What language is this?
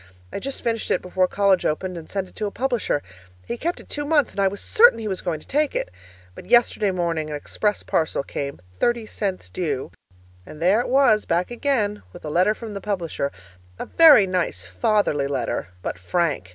English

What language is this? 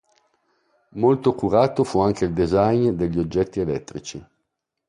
Italian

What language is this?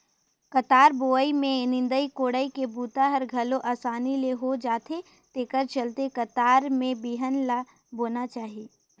Chhattisgarhi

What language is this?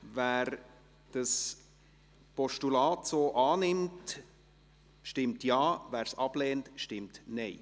Swiss German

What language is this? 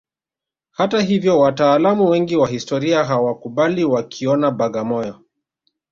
Swahili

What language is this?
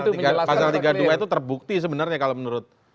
Indonesian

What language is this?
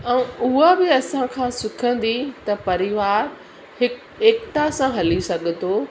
Sindhi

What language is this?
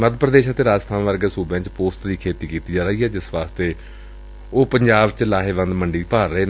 Punjabi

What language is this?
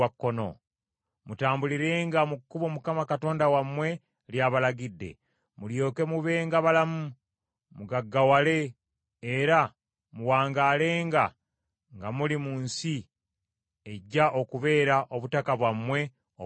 Ganda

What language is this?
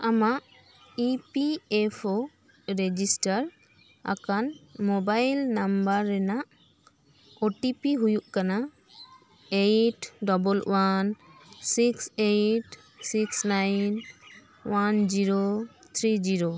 Santali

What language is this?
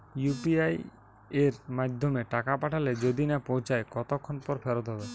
Bangla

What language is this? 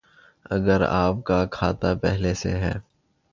Urdu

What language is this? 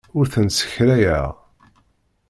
Kabyle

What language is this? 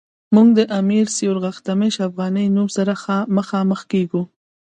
Pashto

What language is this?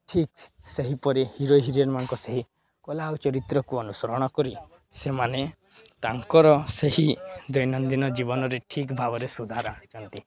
Odia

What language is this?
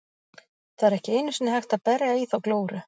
Icelandic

